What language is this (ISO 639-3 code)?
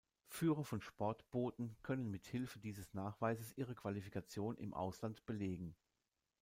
deu